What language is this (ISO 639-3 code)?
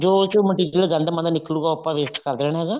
pan